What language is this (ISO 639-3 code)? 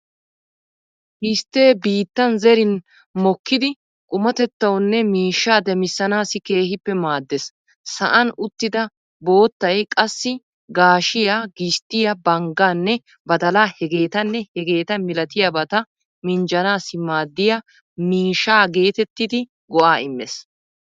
wal